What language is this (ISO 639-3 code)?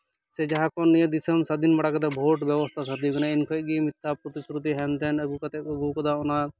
sat